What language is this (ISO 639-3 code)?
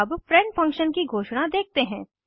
hin